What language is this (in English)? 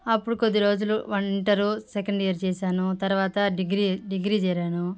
Telugu